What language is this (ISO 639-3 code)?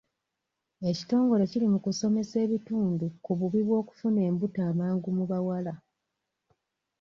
lug